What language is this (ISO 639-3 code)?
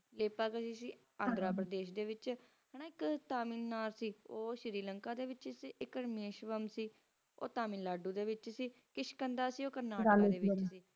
pan